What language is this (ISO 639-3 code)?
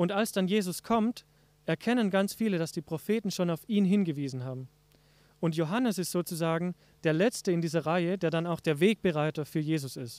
deu